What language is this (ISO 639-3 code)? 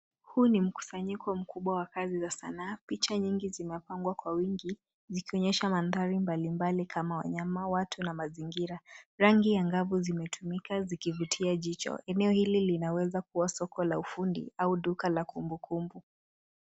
swa